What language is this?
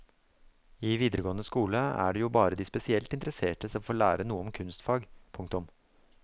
Norwegian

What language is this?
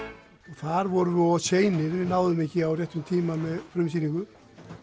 Icelandic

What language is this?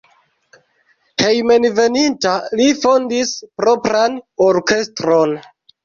Esperanto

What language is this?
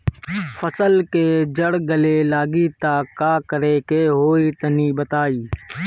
Bhojpuri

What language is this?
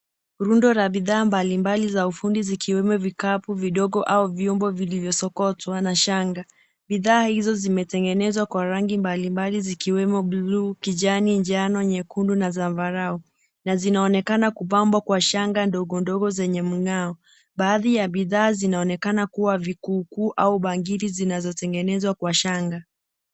Swahili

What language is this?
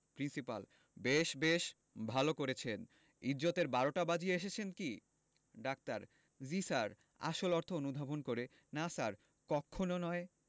Bangla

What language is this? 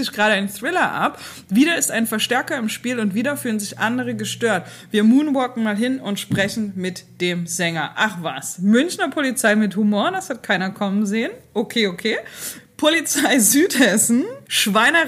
German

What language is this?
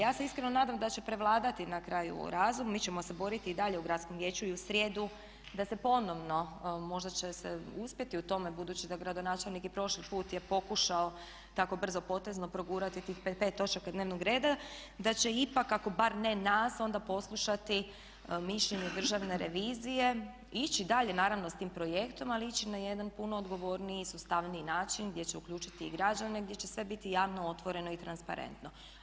Croatian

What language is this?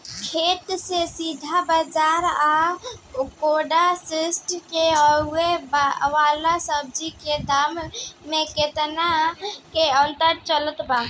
Bhojpuri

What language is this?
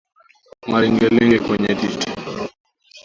Swahili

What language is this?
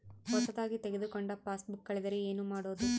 Kannada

